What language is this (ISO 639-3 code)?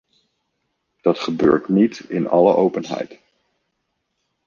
nld